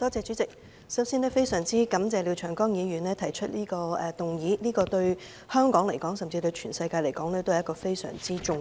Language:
Cantonese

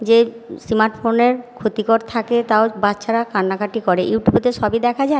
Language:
Bangla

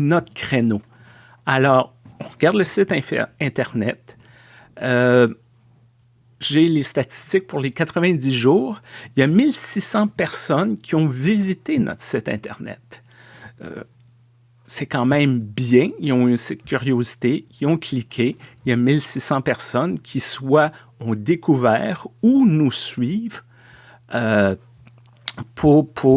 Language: French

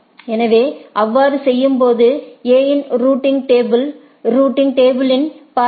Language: Tamil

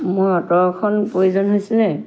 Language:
Assamese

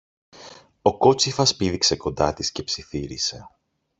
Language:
Greek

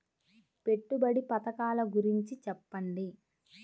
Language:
Telugu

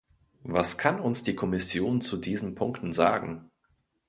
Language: German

